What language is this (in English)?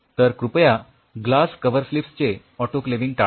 Marathi